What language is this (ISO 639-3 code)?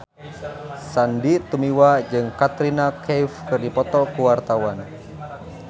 sun